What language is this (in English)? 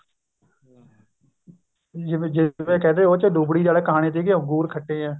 Punjabi